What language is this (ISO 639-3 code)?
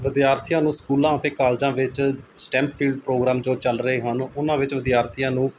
pan